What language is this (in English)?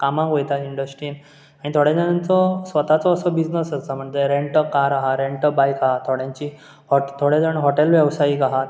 Konkani